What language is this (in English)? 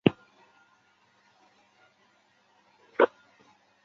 Chinese